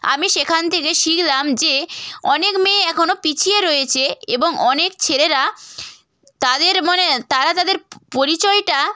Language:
Bangla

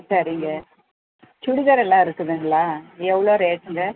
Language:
Tamil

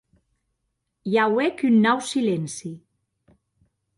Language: Occitan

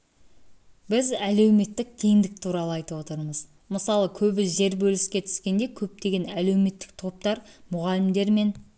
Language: Kazakh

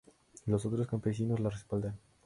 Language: Spanish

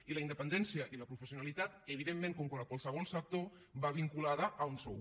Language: Catalan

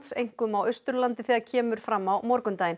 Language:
Icelandic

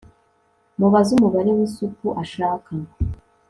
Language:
Kinyarwanda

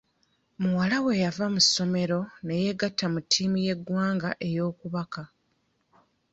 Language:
Ganda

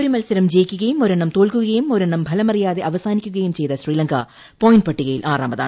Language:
Malayalam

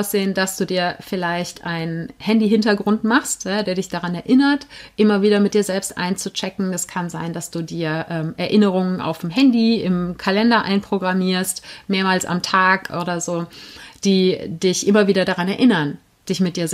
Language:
German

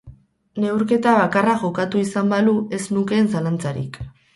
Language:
Basque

